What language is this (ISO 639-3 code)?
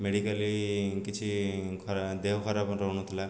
ori